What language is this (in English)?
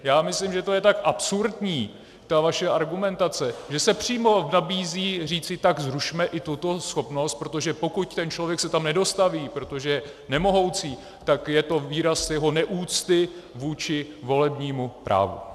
Czech